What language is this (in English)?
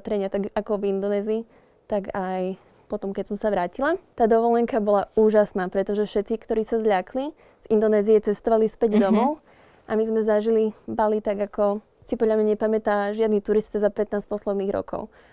Slovak